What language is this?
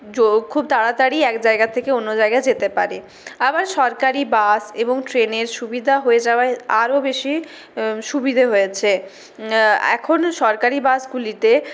Bangla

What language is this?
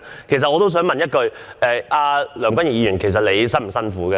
Cantonese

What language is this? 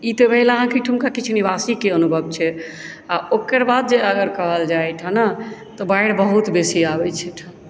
Maithili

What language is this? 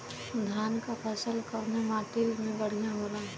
Bhojpuri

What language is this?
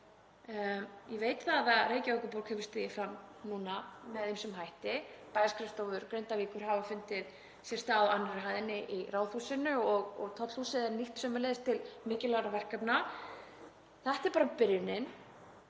Icelandic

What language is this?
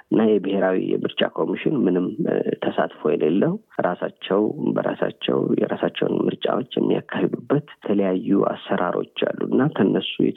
Amharic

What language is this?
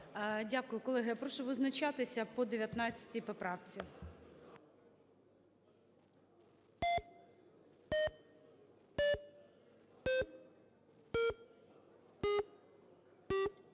Ukrainian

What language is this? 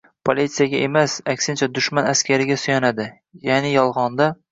Uzbek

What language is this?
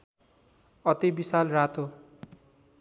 Nepali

